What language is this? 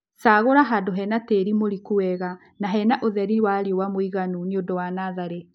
Kikuyu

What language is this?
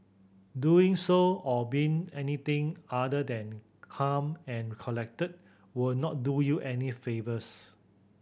English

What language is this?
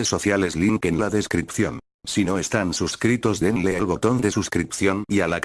Spanish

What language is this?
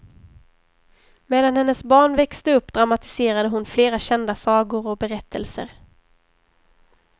Swedish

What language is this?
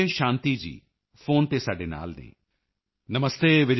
Punjabi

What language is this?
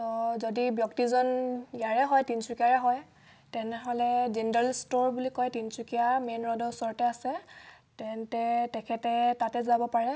Assamese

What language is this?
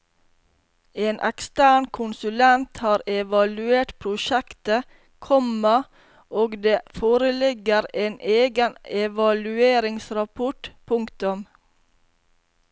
Norwegian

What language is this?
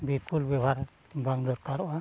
Santali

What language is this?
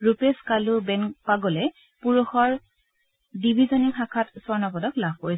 Assamese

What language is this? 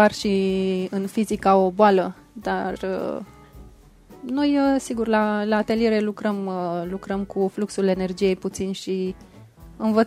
Romanian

